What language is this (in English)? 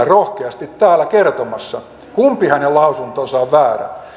Finnish